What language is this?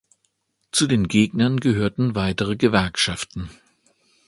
German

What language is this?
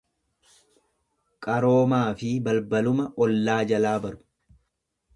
Oromo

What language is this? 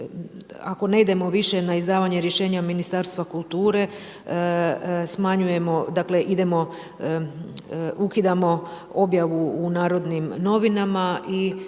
Croatian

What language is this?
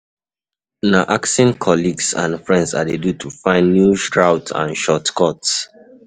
Nigerian Pidgin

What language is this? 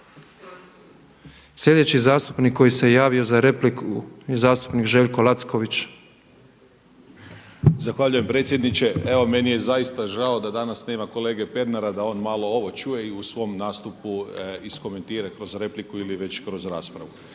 Croatian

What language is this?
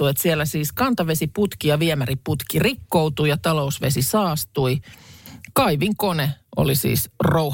Finnish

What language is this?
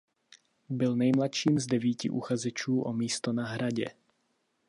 Czech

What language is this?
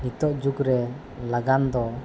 Santali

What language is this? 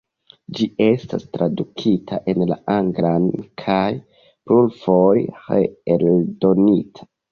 Esperanto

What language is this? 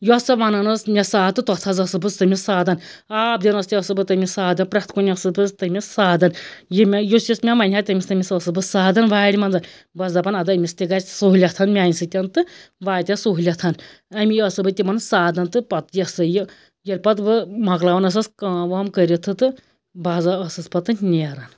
Kashmiri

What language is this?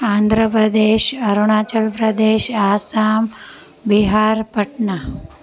Sindhi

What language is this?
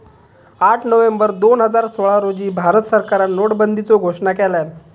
Marathi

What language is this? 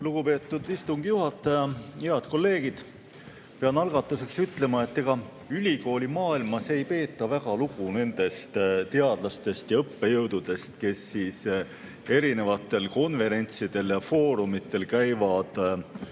Estonian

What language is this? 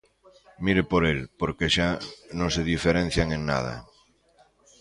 Galician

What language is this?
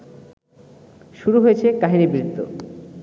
Bangla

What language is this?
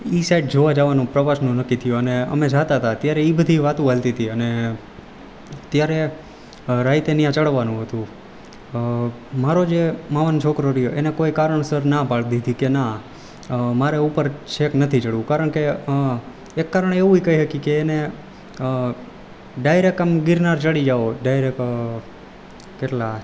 Gujarati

